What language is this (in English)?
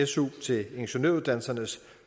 Danish